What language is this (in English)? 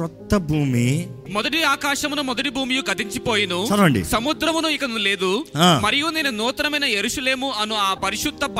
Telugu